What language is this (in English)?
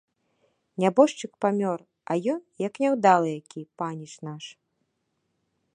Belarusian